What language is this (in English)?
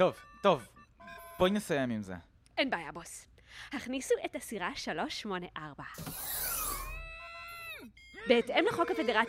Hebrew